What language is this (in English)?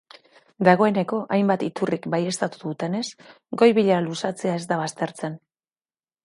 Basque